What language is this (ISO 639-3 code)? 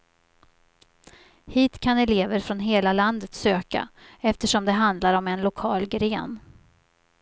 swe